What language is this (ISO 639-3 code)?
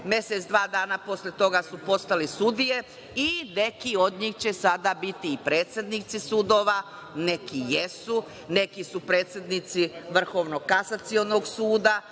srp